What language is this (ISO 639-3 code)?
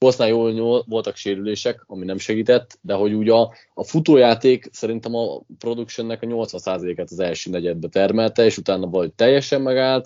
hun